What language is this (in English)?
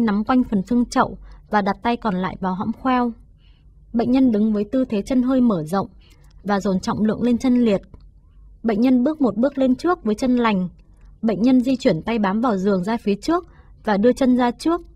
Vietnamese